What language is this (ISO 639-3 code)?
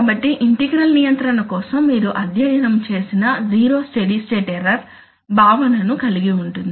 tel